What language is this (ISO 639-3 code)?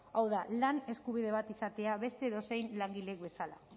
eus